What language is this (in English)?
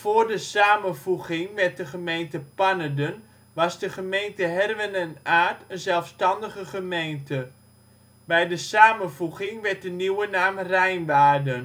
Dutch